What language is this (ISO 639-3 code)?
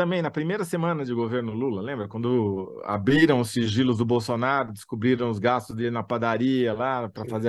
por